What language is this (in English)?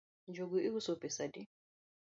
Luo (Kenya and Tanzania)